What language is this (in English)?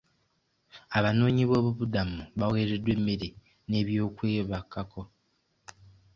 Ganda